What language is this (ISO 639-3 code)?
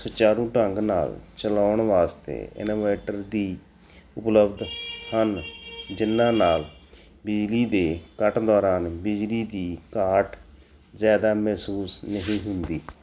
pan